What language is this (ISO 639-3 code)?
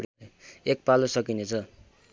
nep